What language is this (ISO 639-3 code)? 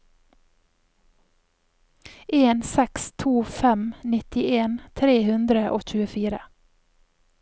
nor